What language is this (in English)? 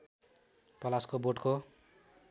Nepali